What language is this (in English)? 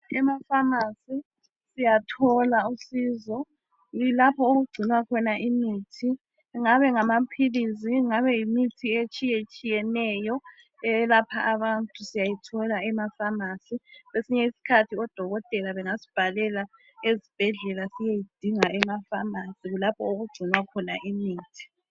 North Ndebele